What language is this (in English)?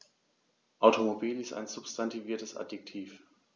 German